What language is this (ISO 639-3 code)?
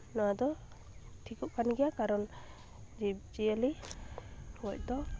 sat